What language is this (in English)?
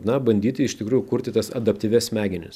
Lithuanian